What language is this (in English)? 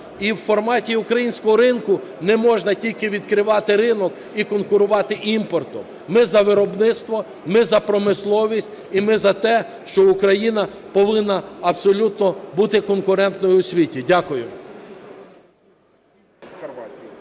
Ukrainian